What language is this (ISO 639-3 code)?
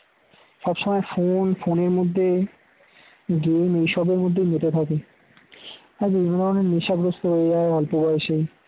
ben